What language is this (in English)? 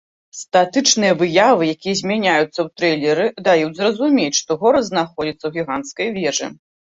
Belarusian